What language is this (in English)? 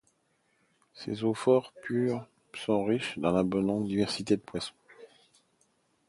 French